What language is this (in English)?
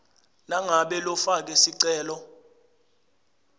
Swati